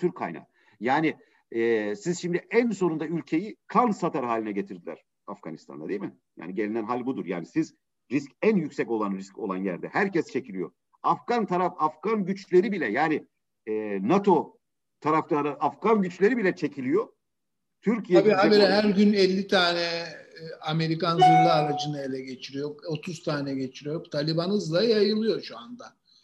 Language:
Turkish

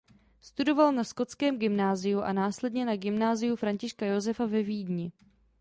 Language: Czech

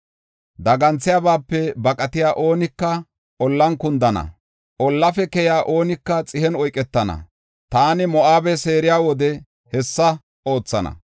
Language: Gofa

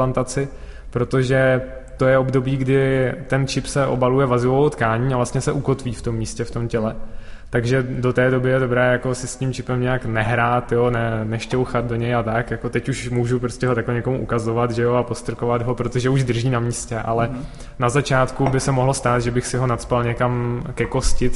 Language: Czech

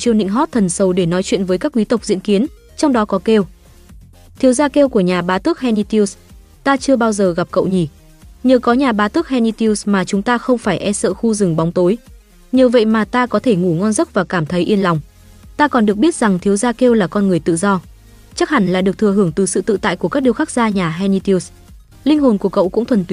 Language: Vietnamese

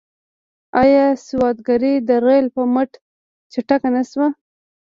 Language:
Pashto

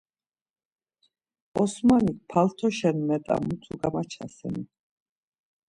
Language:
Laz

